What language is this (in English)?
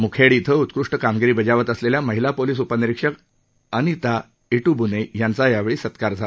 Marathi